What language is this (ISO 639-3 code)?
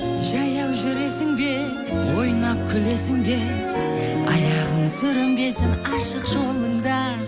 kaz